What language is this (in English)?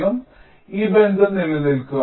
Malayalam